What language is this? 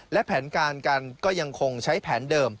Thai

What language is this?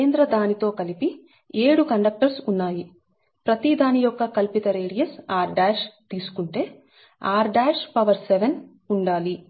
Telugu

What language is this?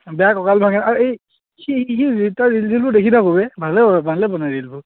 Assamese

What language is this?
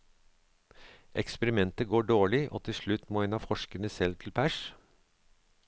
Norwegian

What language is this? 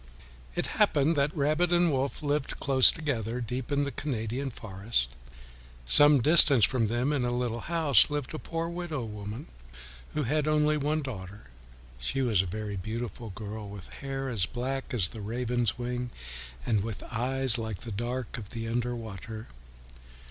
English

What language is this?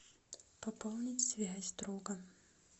Russian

